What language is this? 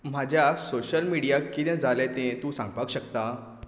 Konkani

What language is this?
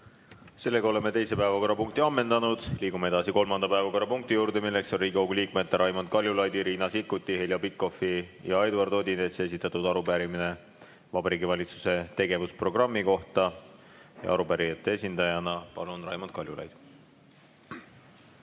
Estonian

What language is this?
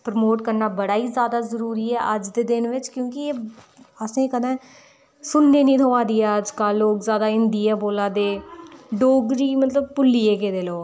Dogri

